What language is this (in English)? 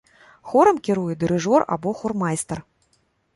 Belarusian